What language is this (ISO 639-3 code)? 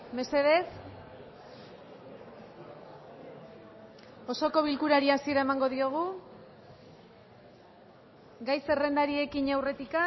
eus